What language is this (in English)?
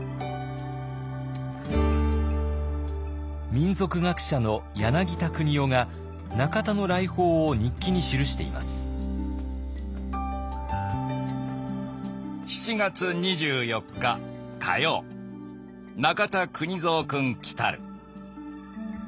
Japanese